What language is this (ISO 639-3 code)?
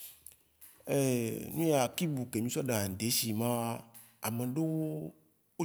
wci